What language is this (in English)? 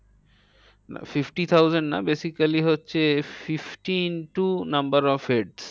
Bangla